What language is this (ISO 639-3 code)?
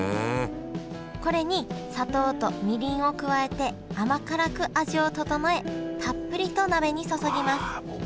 jpn